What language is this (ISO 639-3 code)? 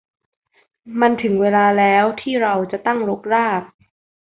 tha